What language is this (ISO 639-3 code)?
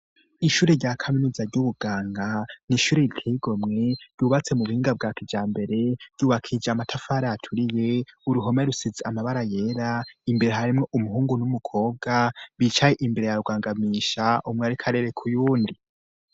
run